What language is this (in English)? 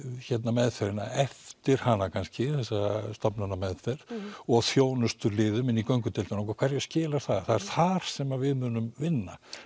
Icelandic